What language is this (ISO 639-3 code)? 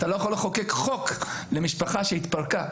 heb